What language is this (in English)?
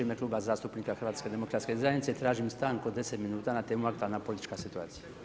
Croatian